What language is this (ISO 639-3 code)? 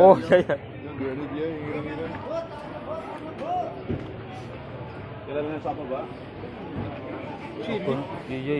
ind